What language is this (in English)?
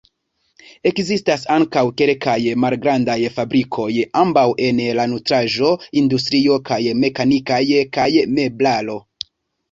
Esperanto